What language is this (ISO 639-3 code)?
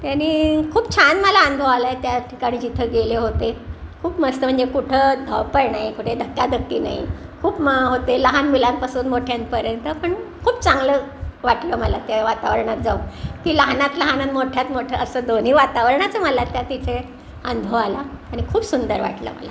mar